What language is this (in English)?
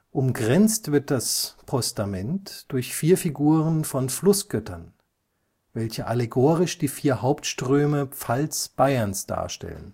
German